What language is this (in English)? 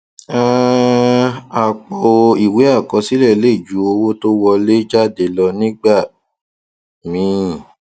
Yoruba